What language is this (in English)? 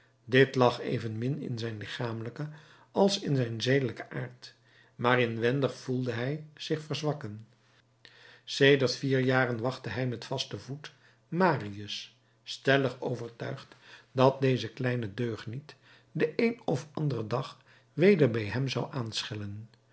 Dutch